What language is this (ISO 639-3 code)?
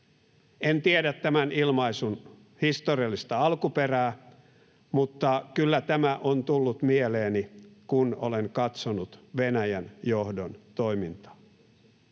fin